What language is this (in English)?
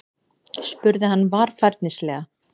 Icelandic